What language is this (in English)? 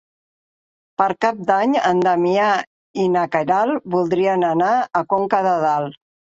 Catalan